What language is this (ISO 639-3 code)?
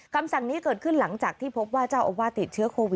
tha